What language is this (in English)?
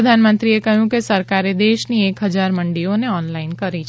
Gujarati